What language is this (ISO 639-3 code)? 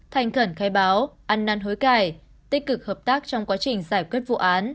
vie